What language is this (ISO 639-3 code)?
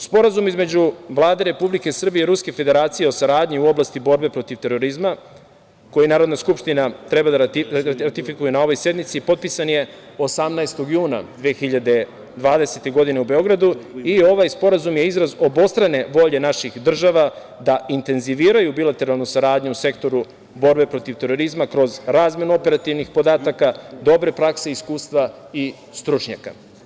srp